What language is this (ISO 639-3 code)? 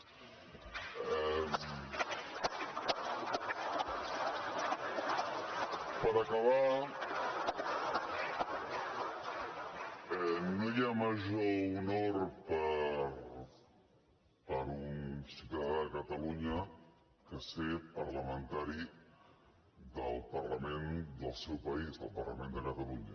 cat